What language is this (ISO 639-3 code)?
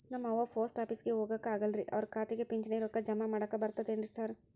kan